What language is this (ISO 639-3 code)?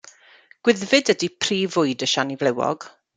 cym